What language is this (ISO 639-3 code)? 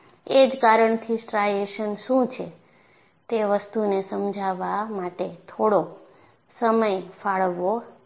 guj